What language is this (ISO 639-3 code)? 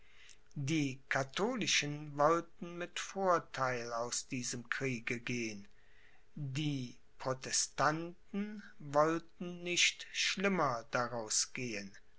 deu